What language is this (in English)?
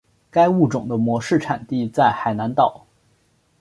Chinese